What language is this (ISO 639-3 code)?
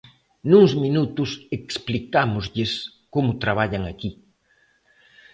glg